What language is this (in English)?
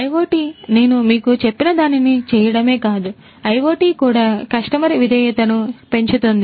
Telugu